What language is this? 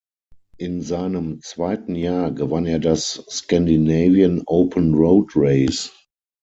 German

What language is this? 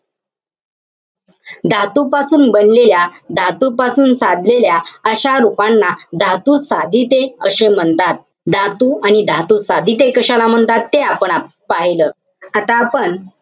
Marathi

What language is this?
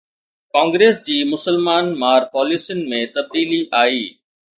Sindhi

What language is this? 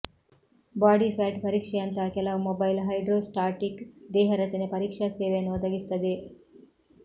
Kannada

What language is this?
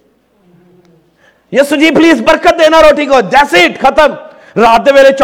Urdu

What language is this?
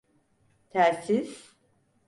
Turkish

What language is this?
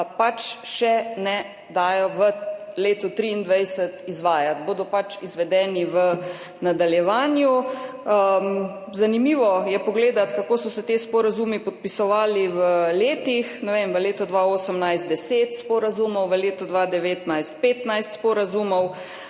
Slovenian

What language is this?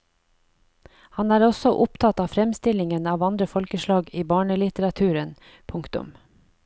Norwegian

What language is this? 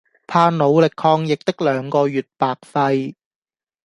Cantonese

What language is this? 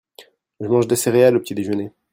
French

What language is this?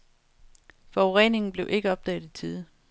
Danish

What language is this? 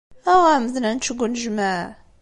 Kabyle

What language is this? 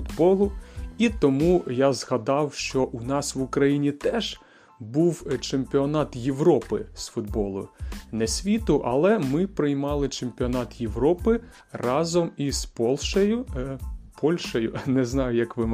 Ukrainian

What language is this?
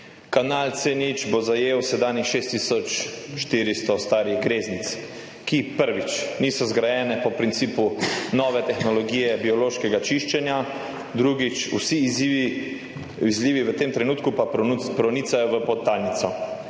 Slovenian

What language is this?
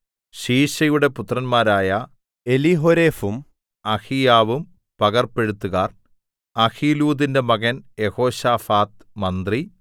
Malayalam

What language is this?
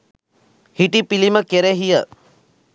Sinhala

